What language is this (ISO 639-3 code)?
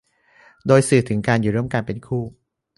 tha